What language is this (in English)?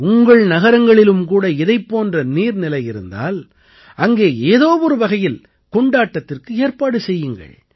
Tamil